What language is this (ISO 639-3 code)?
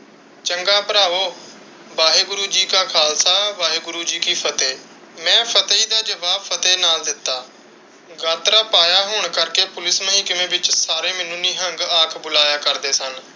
pan